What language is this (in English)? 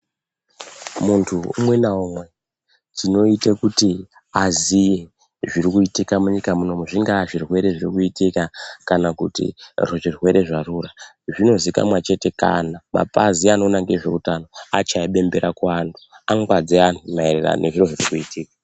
Ndau